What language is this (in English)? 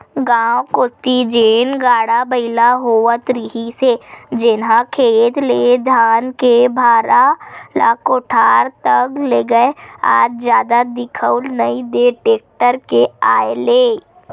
Chhattisgarhi